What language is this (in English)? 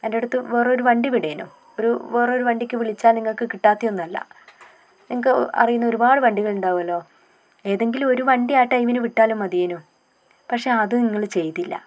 Malayalam